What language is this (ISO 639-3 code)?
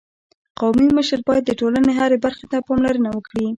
pus